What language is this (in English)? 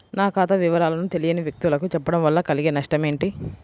Telugu